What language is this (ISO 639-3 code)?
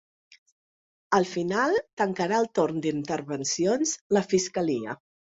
cat